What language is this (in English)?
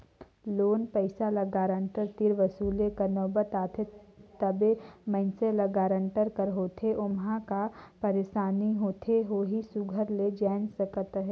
Chhattisgarhi